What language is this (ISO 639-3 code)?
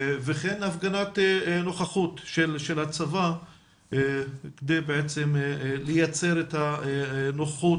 heb